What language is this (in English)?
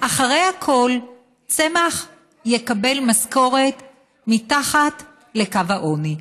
Hebrew